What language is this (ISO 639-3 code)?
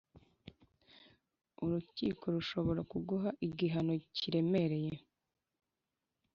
kin